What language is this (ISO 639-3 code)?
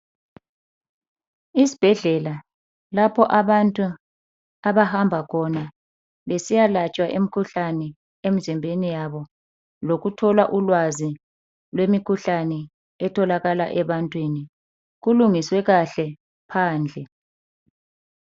nde